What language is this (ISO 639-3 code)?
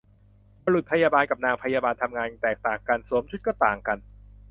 tha